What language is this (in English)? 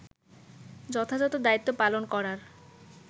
Bangla